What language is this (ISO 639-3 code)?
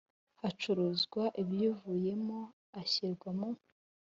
kin